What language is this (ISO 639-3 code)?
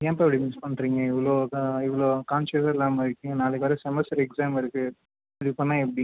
tam